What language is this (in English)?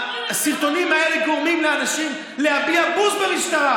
Hebrew